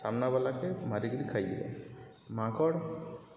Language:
Odia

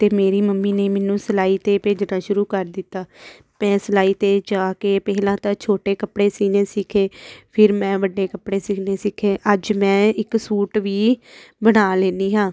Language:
Punjabi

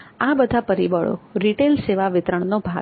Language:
Gujarati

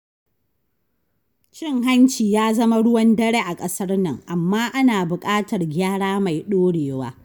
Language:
Hausa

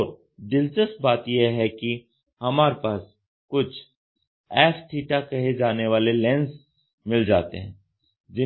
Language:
Hindi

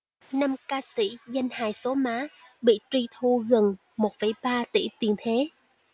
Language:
Vietnamese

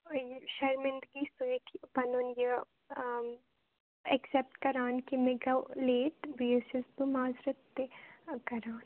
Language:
Kashmiri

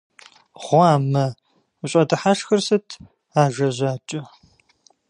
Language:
Kabardian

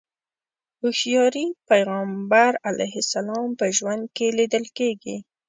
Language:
Pashto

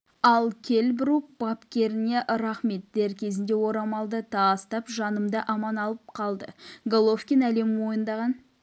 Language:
Kazakh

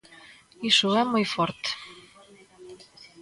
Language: Galician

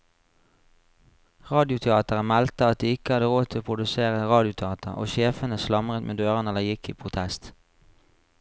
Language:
Norwegian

